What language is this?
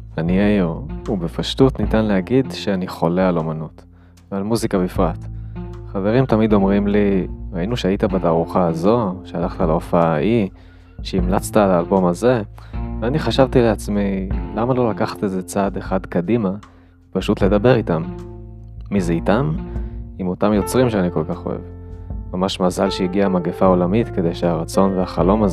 Hebrew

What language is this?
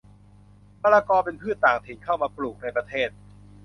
Thai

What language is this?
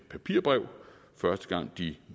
Danish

